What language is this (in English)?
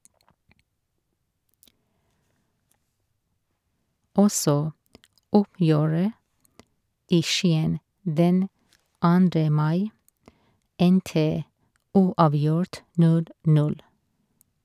Norwegian